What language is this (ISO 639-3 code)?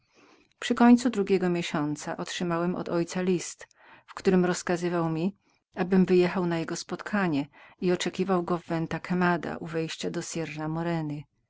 pol